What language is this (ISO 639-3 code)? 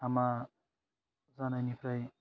brx